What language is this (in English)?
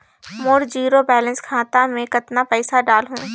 Chhattisgarhi